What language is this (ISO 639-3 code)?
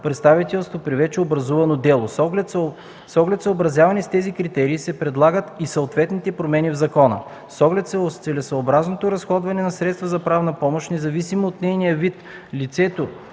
bul